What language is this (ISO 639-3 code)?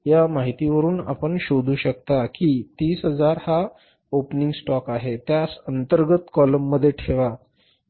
mar